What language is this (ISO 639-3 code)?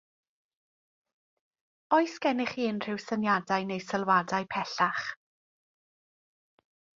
cym